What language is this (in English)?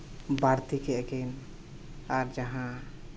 Santali